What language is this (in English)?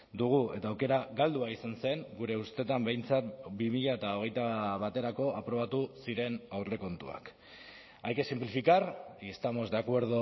Basque